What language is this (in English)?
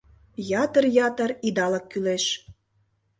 Mari